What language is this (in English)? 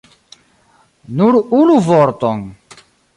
Esperanto